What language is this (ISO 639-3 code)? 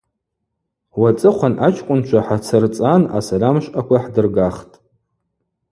abq